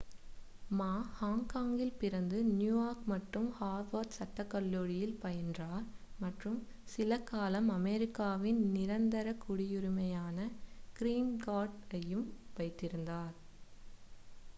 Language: Tamil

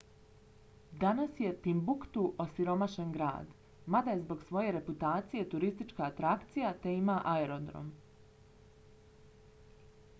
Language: Bosnian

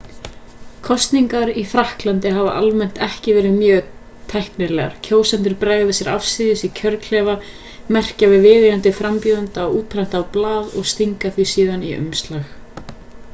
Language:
Icelandic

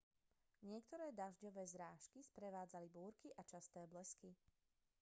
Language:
Slovak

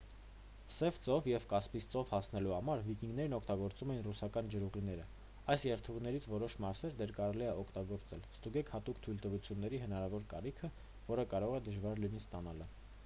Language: Armenian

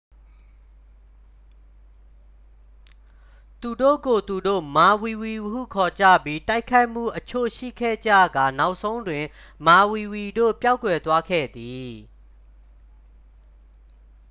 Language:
Burmese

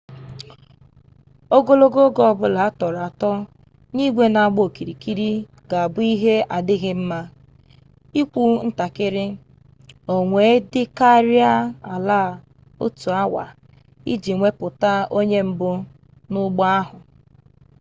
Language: Igbo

